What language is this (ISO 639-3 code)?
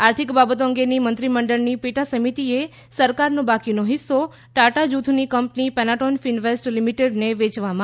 guj